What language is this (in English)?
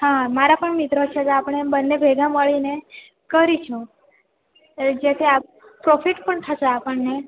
Gujarati